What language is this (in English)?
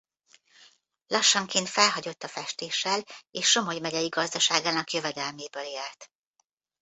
Hungarian